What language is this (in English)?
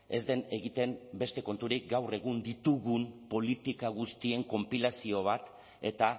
Basque